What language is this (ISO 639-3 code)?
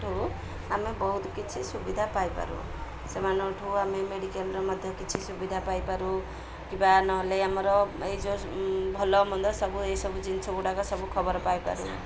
ori